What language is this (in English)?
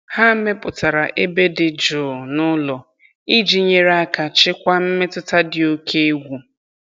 Igbo